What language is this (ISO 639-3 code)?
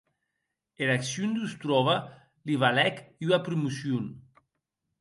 oci